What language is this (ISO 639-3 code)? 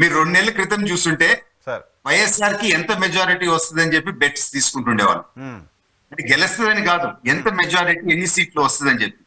tel